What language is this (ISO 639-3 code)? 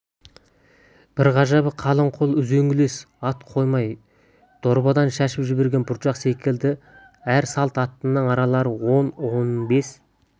kaz